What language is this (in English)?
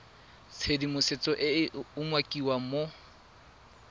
Tswana